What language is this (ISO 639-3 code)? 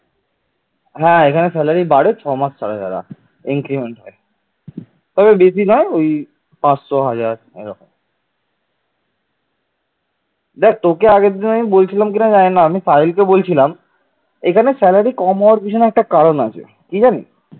ben